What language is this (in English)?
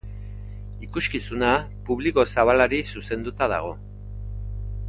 Basque